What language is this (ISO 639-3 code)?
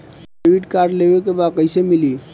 bho